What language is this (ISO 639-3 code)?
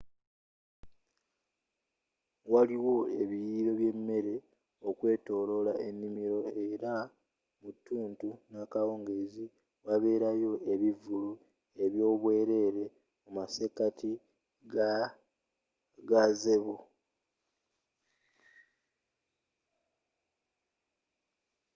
lug